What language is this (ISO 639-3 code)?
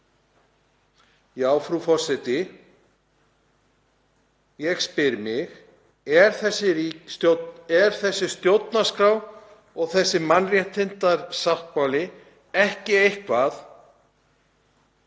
isl